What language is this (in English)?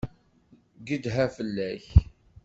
Kabyle